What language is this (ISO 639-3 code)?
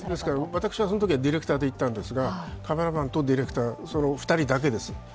jpn